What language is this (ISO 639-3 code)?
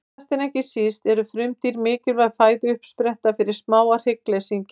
isl